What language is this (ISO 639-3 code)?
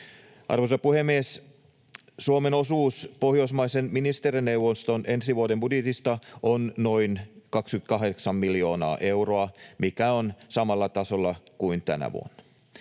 fin